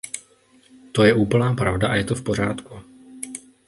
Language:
Czech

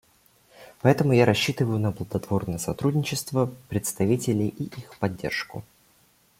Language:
Russian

